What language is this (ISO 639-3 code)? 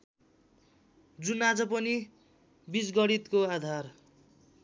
nep